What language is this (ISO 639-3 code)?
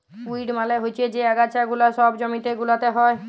ben